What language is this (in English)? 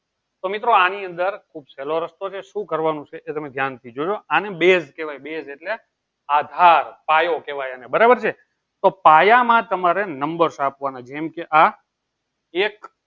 Gujarati